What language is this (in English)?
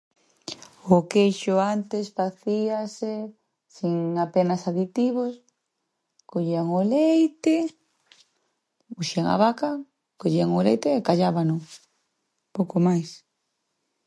Galician